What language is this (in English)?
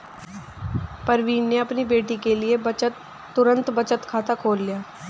Hindi